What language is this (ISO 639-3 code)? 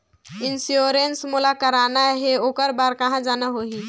hne